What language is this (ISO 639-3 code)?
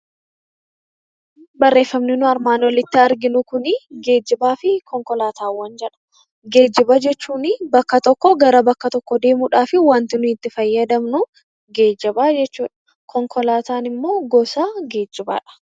orm